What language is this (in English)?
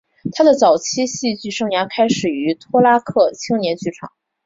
Chinese